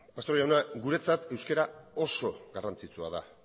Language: Basque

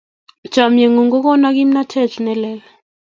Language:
Kalenjin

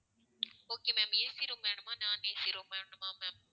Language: Tamil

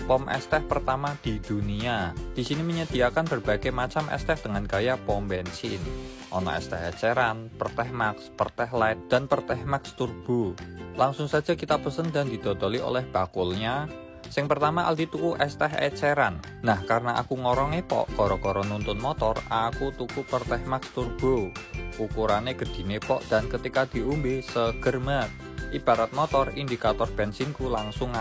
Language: Indonesian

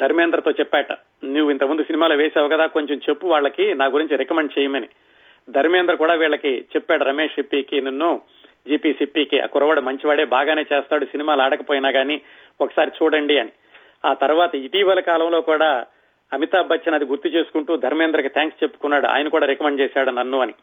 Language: Telugu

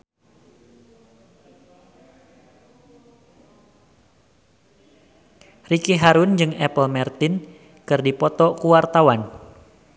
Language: Sundanese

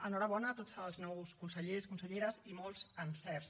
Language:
Catalan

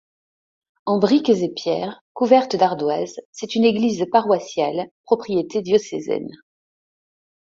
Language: French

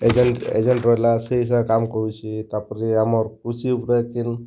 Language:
Odia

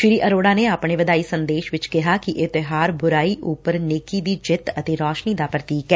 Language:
Punjabi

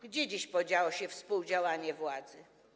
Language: Polish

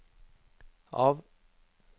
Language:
Norwegian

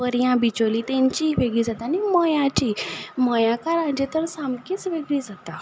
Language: Konkani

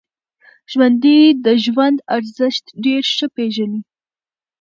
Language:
Pashto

